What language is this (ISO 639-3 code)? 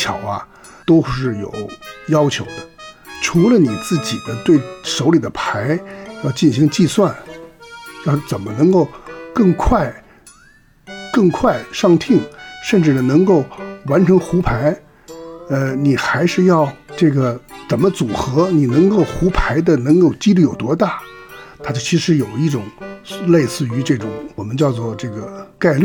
zho